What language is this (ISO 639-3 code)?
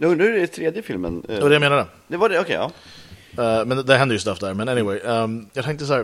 swe